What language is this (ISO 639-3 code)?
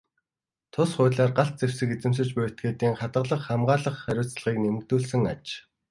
mon